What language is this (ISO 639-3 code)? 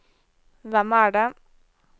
nor